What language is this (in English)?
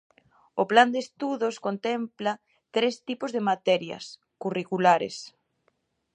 Galician